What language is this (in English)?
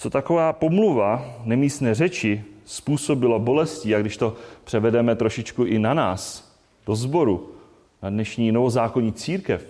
Czech